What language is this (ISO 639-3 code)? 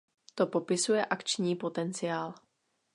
ces